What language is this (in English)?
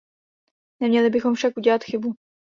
Czech